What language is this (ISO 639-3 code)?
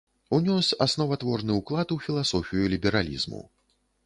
bel